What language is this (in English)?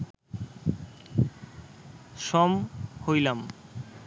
Bangla